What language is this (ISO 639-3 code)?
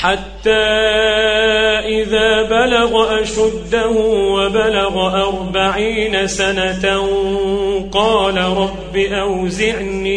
ara